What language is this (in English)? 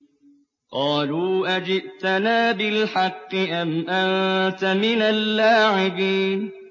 Arabic